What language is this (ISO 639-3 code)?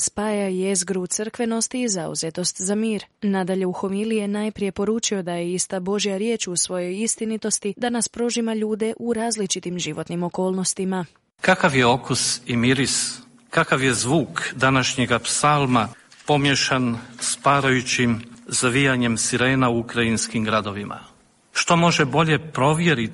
hrv